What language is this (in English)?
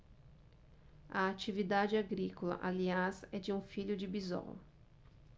Portuguese